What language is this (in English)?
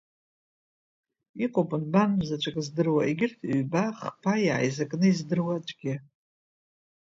Abkhazian